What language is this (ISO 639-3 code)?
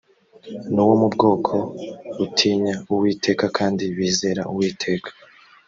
kin